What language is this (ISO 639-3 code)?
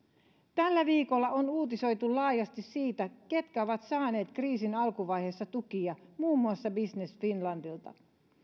fin